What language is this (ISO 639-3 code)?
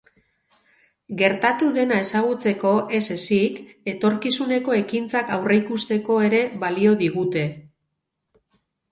eus